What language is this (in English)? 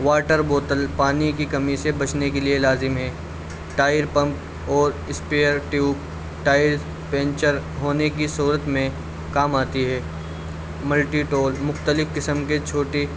Urdu